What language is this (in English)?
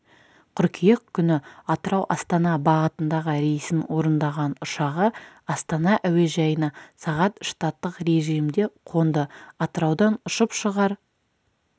Kazakh